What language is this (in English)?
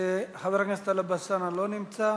Hebrew